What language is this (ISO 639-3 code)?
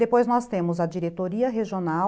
por